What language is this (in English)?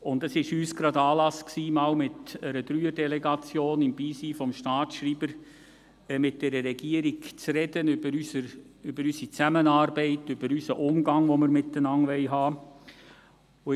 Swiss German